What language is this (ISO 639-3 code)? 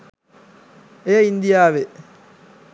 sin